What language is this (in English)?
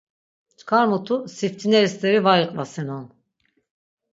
Laz